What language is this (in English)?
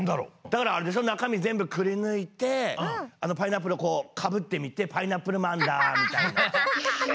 Japanese